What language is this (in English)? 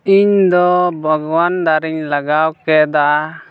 Santali